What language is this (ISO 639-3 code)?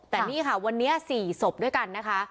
tha